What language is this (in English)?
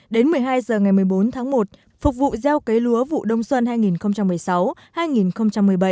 Vietnamese